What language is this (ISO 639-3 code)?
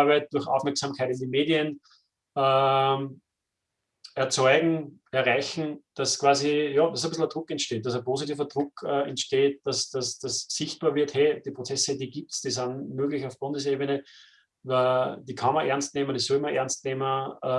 deu